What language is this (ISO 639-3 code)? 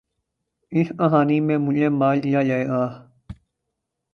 urd